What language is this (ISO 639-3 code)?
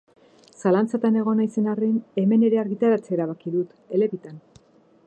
eus